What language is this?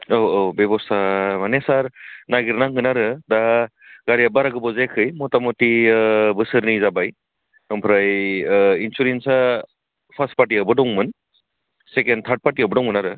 Bodo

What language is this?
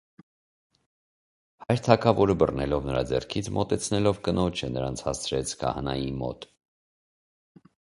Armenian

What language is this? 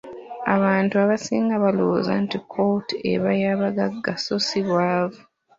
Ganda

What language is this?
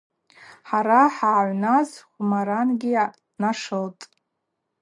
Abaza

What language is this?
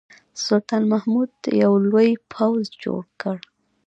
Pashto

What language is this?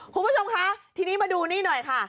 Thai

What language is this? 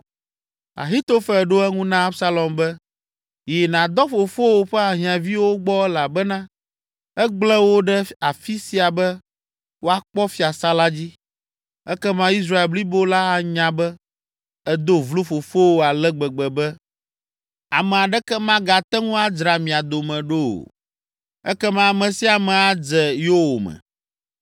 Ewe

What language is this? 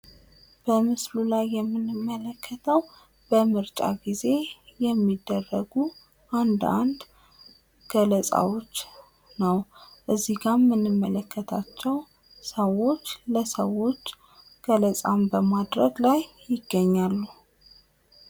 Amharic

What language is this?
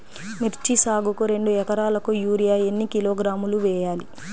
Telugu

